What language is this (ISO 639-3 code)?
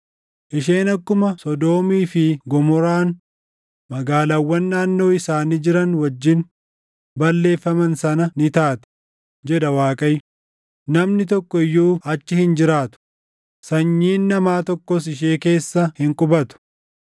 orm